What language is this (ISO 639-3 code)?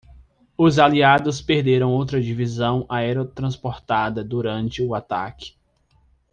por